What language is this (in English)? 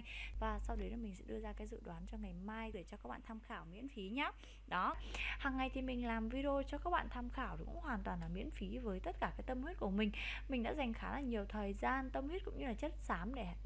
Vietnamese